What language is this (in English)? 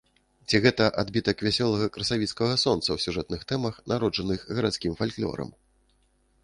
Belarusian